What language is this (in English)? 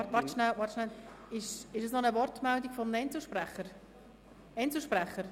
Swiss German